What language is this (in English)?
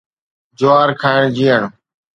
Sindhi